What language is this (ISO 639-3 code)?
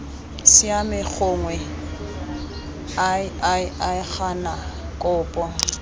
tsn